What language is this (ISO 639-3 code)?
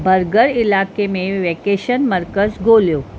snd